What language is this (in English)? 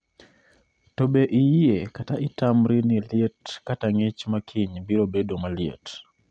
Luo (Kenya and Tanzania)